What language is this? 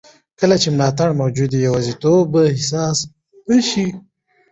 Pashto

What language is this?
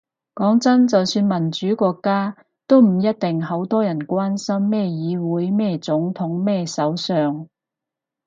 Cantonese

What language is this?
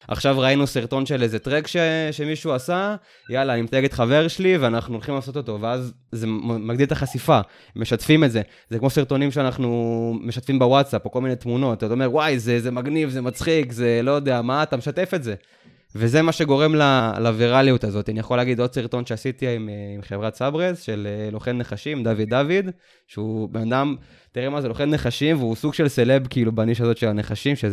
Hebrew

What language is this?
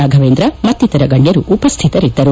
Kannada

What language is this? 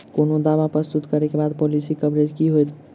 Maithili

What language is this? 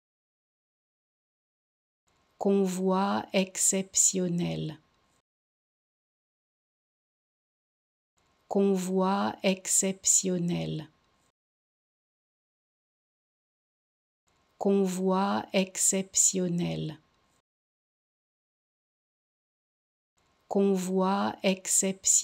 French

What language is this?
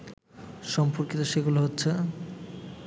Bangla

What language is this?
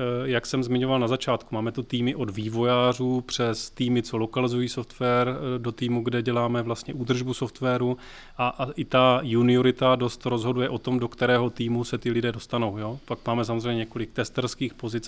Czech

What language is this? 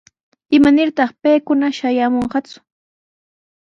Sihuas Ancash Quechua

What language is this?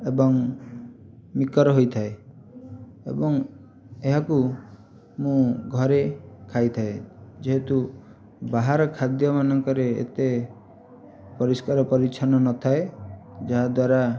Odia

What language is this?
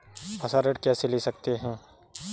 Hindi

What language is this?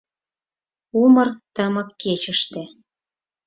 Mari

